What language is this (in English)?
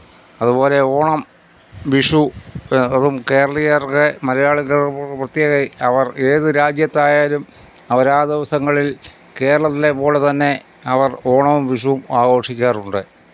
Malayalam